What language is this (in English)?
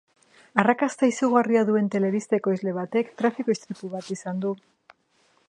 Basque